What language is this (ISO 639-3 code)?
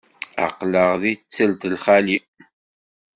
kab